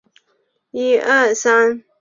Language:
Chinese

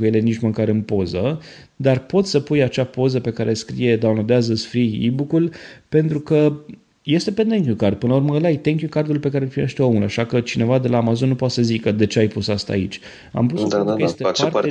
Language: Romanian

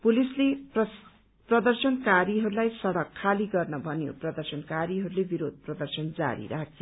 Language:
Nepali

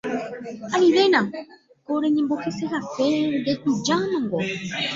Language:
Guarani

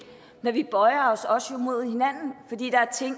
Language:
Danish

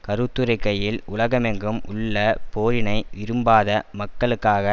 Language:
Tamil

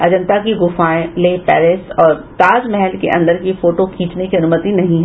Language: Hindi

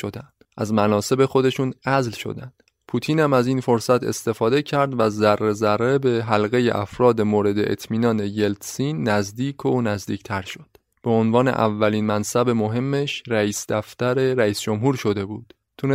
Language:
Persian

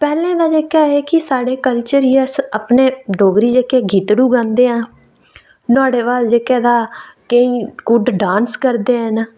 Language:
Dogri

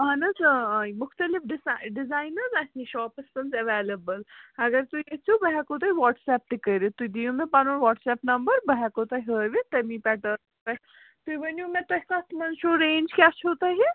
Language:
Kashmiri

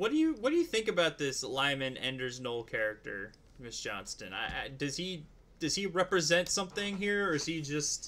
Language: English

